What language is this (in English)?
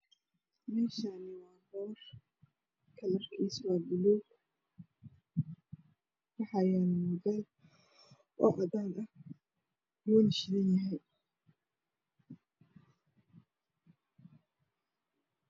Somali